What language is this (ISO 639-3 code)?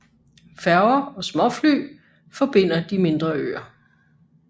dan